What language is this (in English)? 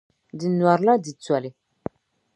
Dagbani